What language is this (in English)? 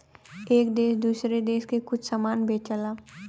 Bhojpuri